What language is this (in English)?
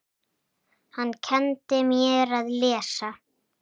Icelandic